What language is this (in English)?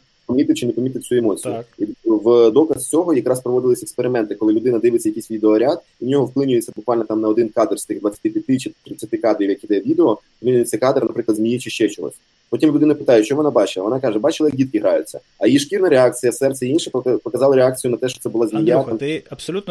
Ukrainian